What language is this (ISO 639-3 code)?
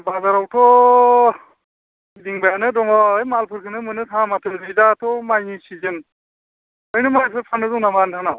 brx